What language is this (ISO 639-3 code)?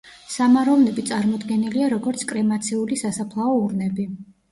kat